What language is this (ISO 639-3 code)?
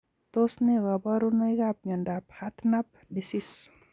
kln